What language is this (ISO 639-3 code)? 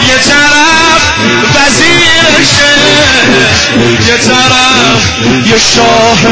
fas